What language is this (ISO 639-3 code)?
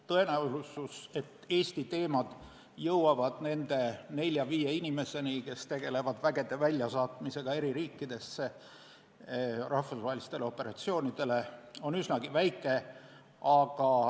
est